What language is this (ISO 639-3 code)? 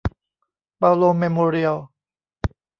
tha